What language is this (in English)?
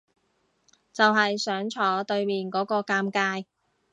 Cantonese